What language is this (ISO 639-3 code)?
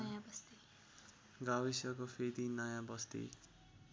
nep